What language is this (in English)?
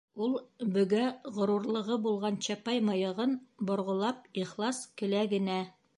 Bashkir